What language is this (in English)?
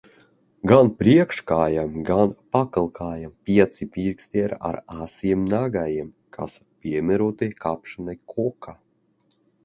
Latvian